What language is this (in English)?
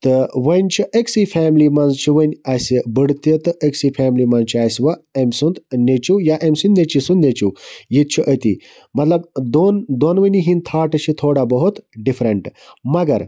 Kashmiri